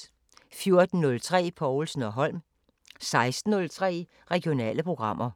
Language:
Danish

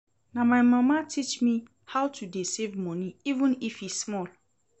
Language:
Nigerian Pidgin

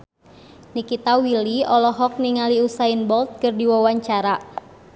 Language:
Sundanese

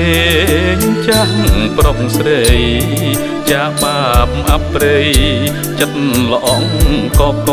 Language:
Thai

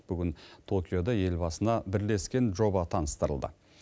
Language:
Kazakh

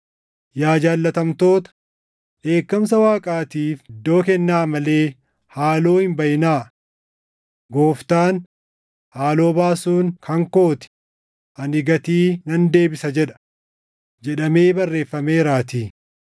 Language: Oromo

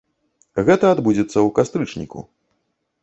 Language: Belarusian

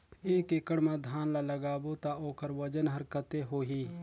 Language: Chhattisgarhi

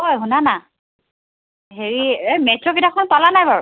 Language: Assamese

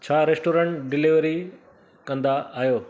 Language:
Sindhi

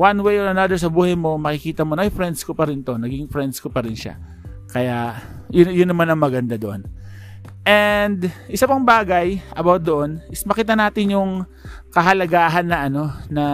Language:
Filipino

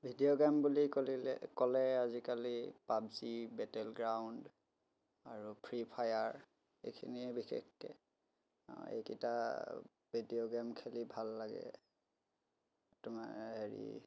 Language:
Assamese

